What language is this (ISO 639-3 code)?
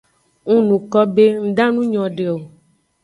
ajg